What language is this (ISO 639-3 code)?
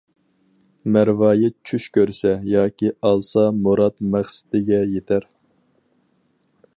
uig